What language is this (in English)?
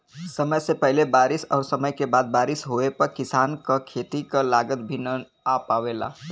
Bhojpuri